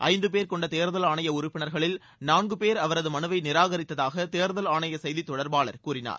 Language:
Tamil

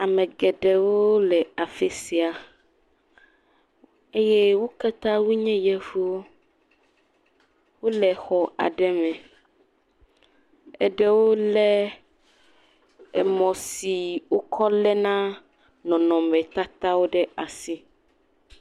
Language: Ewe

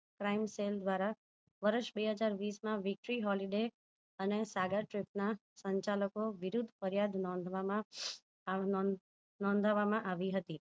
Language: Gujarati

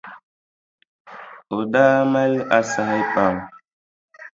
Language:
Dagbani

